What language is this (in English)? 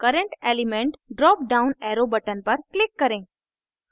Hindi